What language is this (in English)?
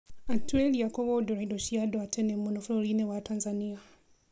Kikuyu